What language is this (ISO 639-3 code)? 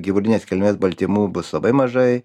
lit